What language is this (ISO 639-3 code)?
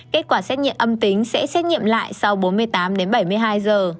vie